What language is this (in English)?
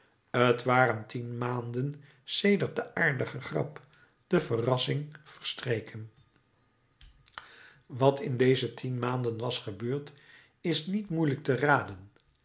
Dutch